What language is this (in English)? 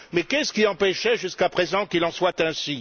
French